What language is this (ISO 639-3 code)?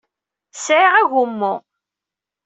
kab